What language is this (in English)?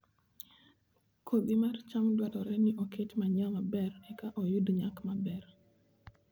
Luo (Kenya and Tanzania)